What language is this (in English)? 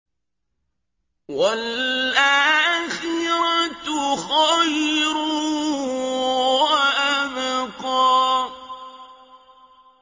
Arabic